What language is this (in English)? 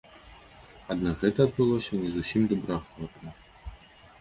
Belarusian